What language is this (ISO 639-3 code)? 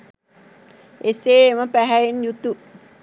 sin